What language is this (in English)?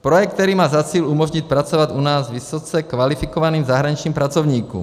Czech